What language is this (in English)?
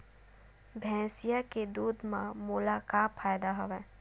Chhattisgarhi